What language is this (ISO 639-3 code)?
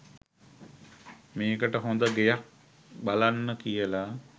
sin